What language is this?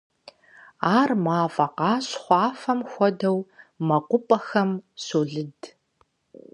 Kabardian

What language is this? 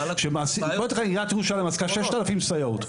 Hebrew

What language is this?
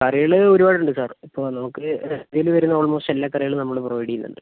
Malayalam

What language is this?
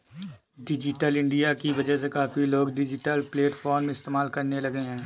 Hindi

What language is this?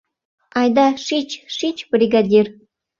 Mari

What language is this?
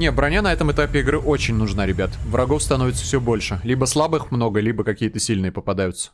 Russian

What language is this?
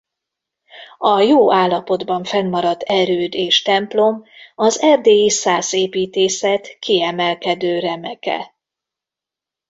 Hungarian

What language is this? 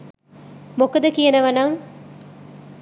Sinhala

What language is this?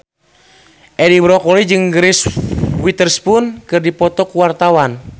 Sundanese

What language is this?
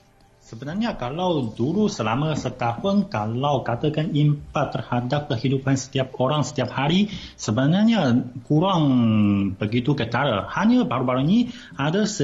Malay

